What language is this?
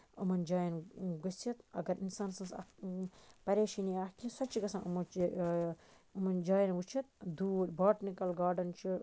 Kashmiri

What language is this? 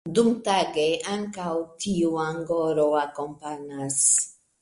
Esperanto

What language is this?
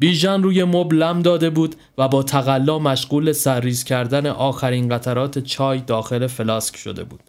Persian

